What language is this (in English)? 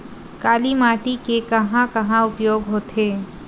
Chhattisgarhi